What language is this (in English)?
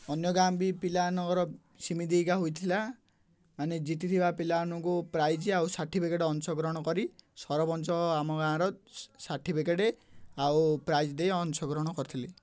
Odia